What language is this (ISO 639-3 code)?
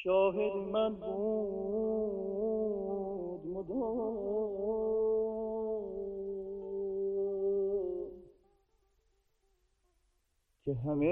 fas